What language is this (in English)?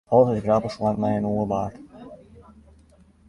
Western Frisian